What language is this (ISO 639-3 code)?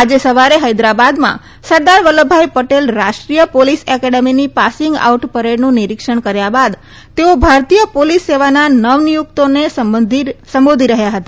guj